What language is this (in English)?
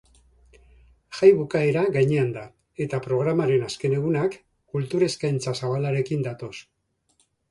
Basque